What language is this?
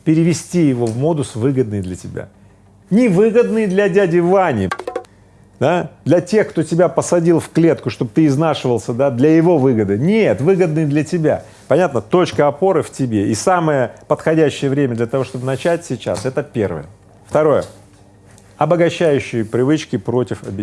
Russian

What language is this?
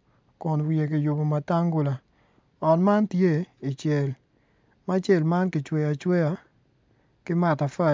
Acoli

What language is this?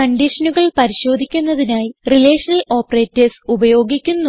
Malayalam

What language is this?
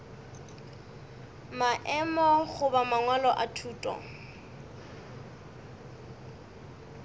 Northern Sotho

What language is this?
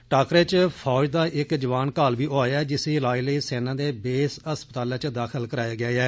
Dogri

